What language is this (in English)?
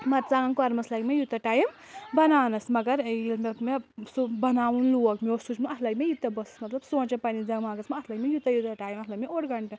Kashmiri